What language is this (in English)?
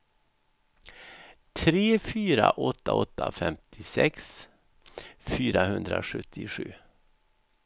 Swedish